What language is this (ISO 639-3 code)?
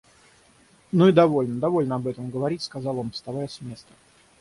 rus